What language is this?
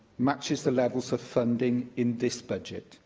English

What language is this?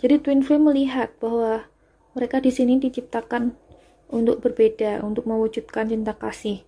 Indonesian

